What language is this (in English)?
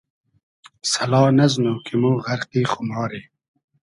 Hazaragi